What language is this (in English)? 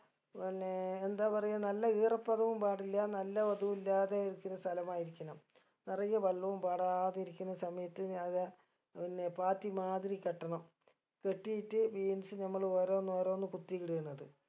Malayalam